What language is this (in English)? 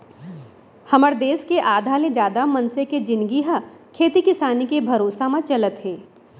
Chhattisgarhi